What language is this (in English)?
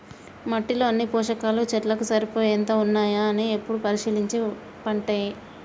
Telugu